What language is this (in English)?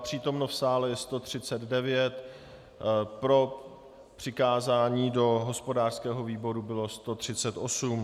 Czech